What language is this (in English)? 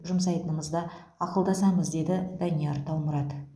Kazakh